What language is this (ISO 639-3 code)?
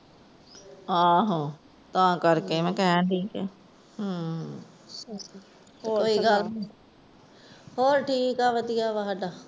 pan